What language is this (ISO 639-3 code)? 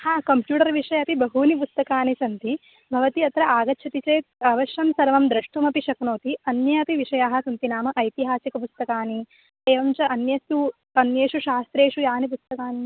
san